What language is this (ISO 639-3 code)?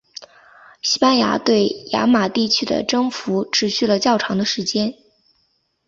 zho